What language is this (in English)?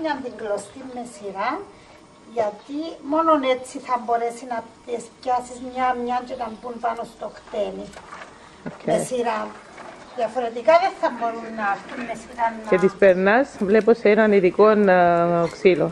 Greek